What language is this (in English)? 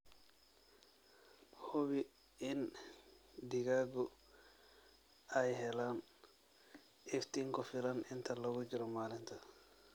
Somali